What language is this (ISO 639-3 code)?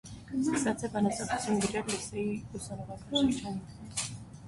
hye